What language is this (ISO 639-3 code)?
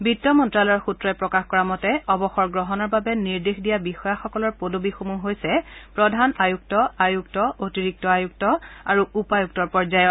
asm